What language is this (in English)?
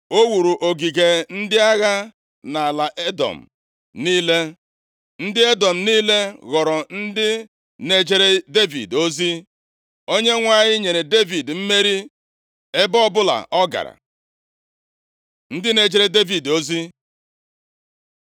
Igbo